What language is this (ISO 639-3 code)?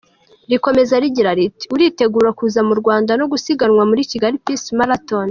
kin